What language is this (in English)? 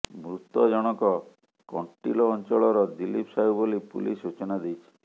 Odia